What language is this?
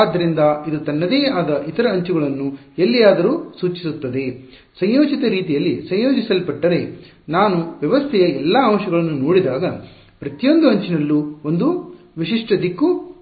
Kannada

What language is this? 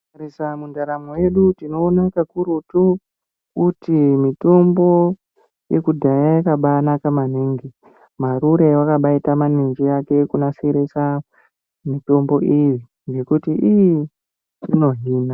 Ndau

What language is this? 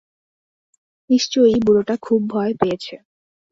Bangla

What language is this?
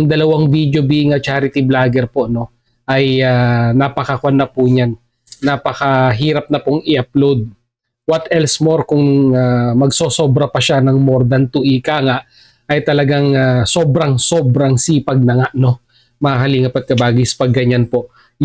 Filipino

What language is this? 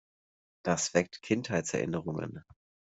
German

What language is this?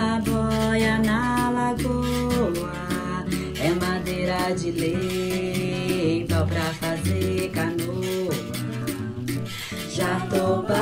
Spanish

